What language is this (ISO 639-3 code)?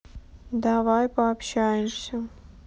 rus